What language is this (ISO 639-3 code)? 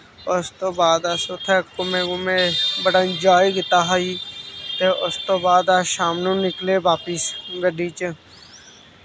doi